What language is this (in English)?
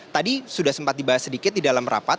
Indonesian